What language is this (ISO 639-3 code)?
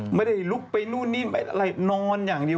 tha